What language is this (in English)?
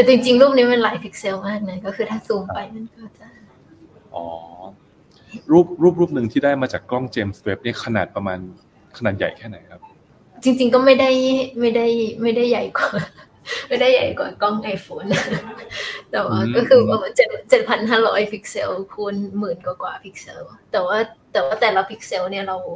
Thai